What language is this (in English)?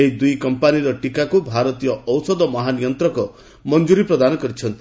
Odia